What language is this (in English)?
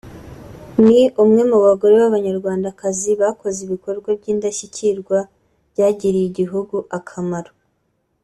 Kinyarwanda